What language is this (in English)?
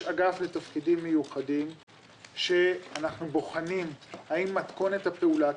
Hebrew